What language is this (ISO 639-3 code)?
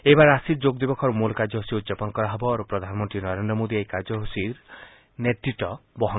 asm